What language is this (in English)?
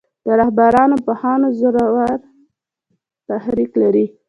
Pashto